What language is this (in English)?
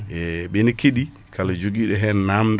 Fula